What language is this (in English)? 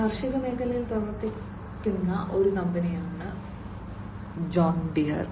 Malayalam